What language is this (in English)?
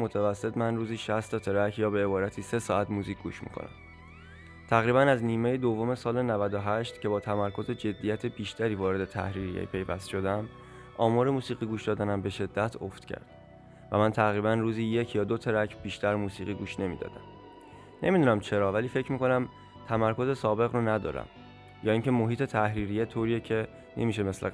Persian